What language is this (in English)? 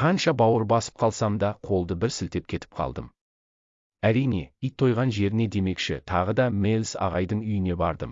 Turkish